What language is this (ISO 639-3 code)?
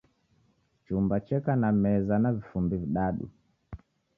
dav